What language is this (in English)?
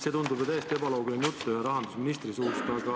Estonian